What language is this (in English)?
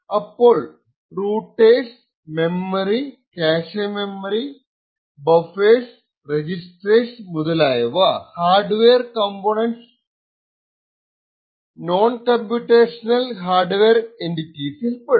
Malayalam